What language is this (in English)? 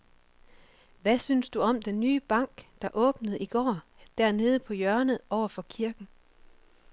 Danish